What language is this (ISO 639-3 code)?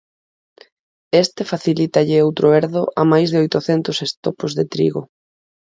glg